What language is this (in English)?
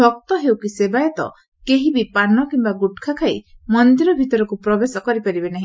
Odia